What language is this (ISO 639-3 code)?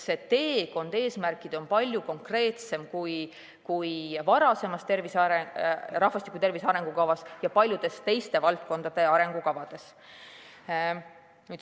est